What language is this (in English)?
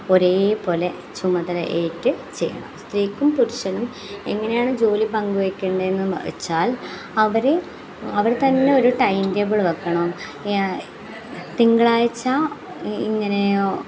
Malayalam